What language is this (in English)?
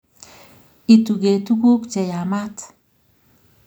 Kalenjin